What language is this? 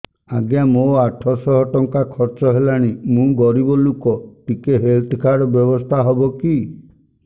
Odia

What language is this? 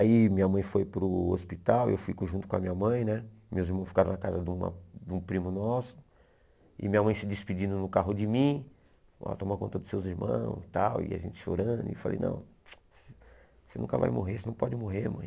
Portuguese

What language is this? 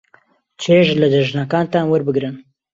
Central Kurdish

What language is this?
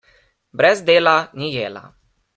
Slovenian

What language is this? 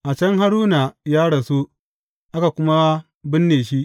Hausa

